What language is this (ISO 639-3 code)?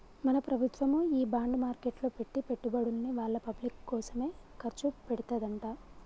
tel